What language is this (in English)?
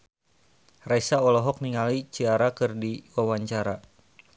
Sundanese